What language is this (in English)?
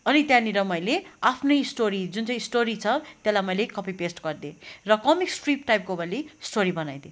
Nepali